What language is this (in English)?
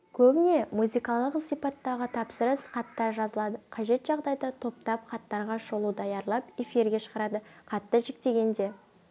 Kazakh